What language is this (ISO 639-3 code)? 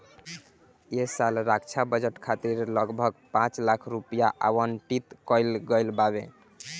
bho